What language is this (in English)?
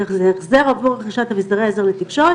Hebrew